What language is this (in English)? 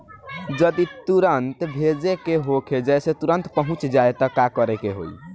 Bhojpuri